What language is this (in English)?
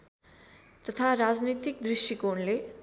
Nepali